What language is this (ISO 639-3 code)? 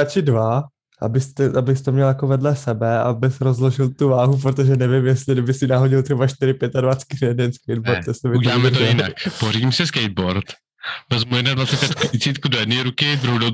ces